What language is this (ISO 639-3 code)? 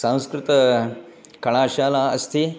san